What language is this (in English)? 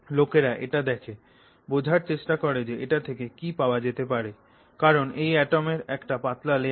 Bangla